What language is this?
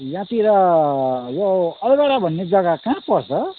Nepali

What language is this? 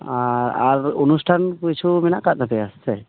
Santali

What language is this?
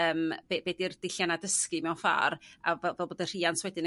Welsh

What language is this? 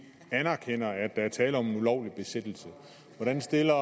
Danish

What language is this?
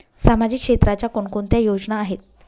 Marathi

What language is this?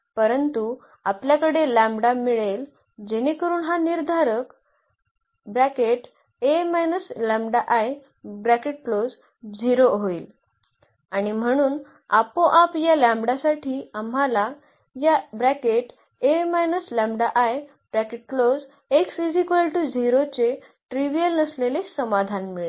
Marathi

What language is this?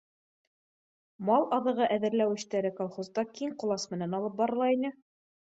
Bashkir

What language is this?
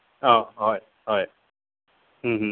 Assamese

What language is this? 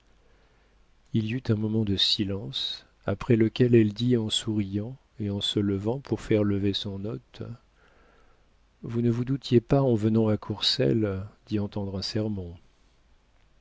French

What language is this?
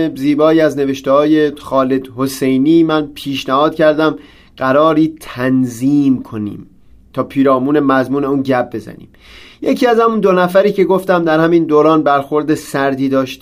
Persian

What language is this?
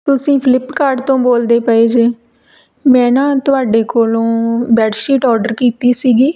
Punjabi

